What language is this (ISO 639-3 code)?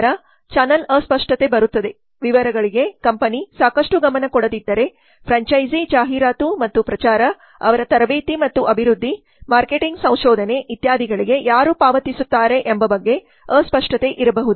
kan